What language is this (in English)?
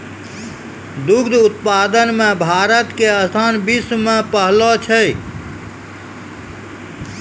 Maithili